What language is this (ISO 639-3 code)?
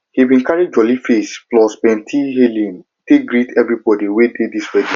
pcm